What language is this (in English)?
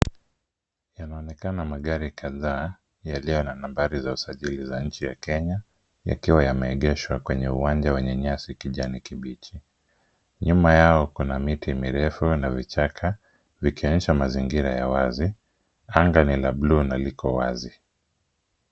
Swahili